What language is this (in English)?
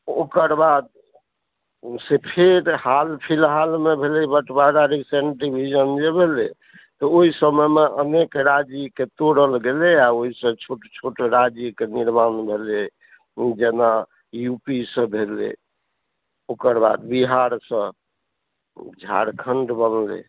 Maithili